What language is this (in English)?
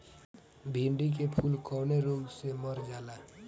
Bhojpuri